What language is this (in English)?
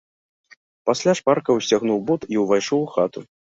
Belarusian